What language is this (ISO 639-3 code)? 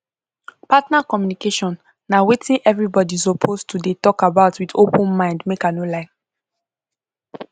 pcm